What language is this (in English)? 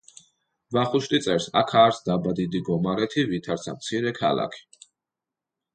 Georgian